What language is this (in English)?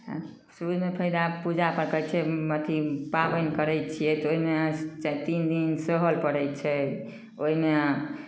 Maithili